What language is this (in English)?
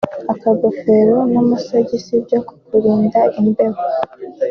Kinyarwanda